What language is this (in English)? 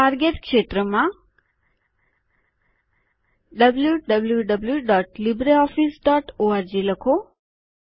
Gujarati